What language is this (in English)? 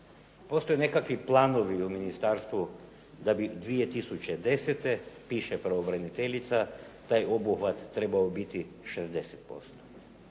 Croatian